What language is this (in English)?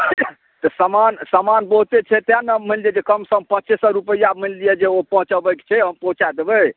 Maithili